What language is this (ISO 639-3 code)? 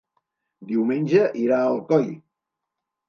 cat